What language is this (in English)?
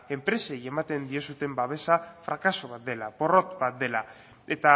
Basque